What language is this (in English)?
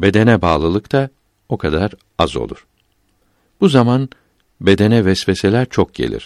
Turkish